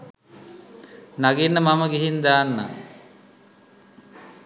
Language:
Sinhala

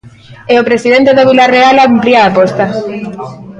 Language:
Galician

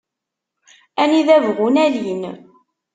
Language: Kabyle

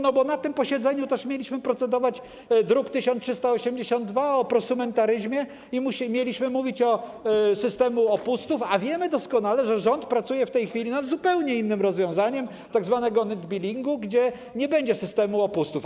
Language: Polish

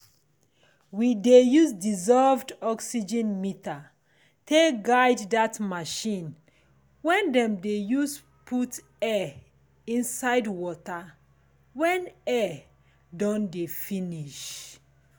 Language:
Nigerian Pidgin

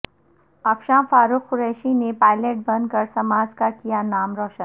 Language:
Urdu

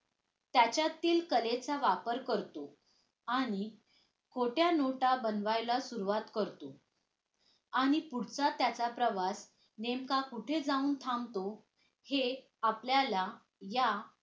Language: Marathi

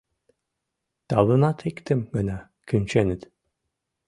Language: Mari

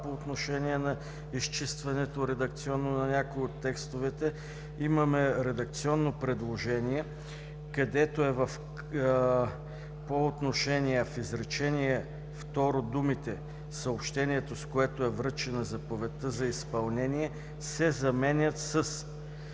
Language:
Bulgarian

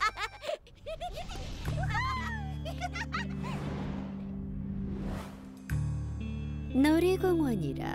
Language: Korean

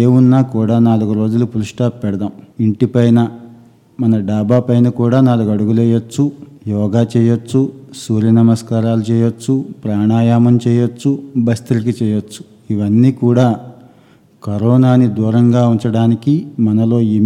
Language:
Telugu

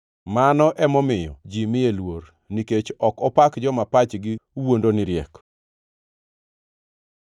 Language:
Luo (Kenya and Tanzania)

